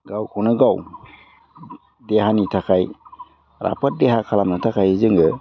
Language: Bodo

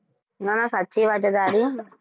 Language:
Gujarati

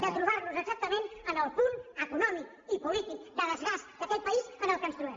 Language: Catalan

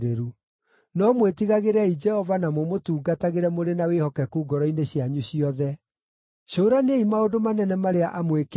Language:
Kikuyu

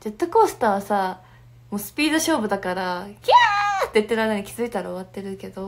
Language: Japanese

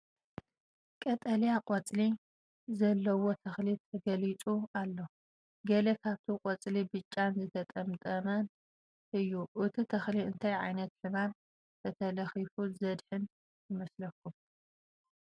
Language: Tigrinya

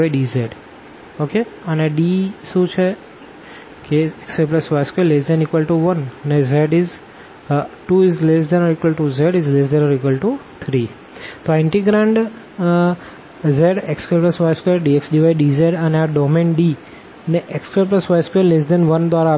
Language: Gujarati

